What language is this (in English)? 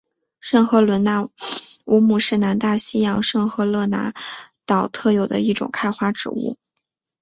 Chinese